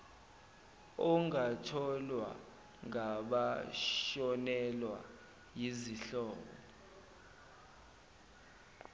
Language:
Zulu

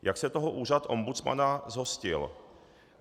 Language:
Czech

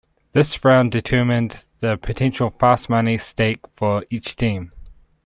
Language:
English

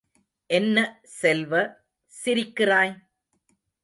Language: Tamil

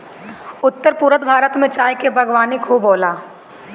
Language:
Bhojpuri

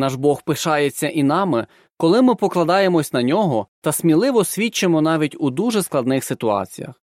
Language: Ukrainian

